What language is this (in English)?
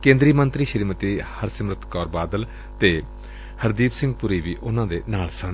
Punjabi